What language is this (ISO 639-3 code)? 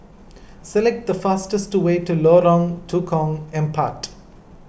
eng